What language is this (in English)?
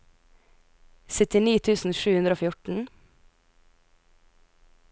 Norwegian